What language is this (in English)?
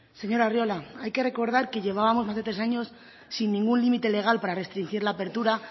Spanish